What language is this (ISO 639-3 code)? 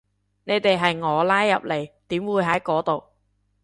yue